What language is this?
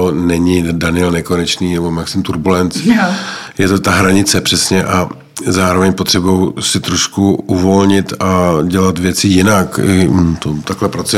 Czech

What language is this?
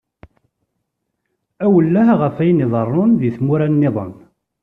Kabyle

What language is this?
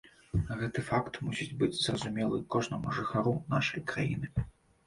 Belarusian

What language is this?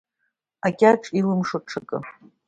Abkhazian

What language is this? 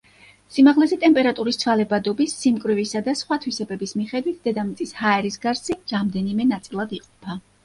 Georgian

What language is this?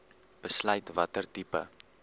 Afrikaans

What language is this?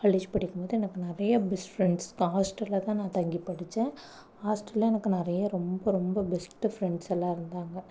Tamil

